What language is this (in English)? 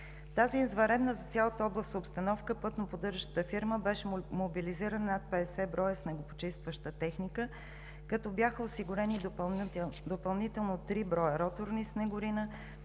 Bulgarian